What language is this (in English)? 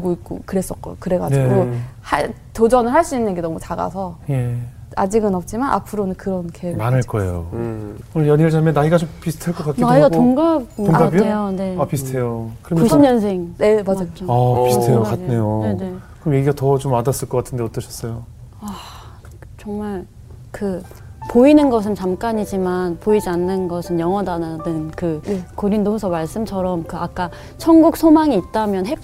Korean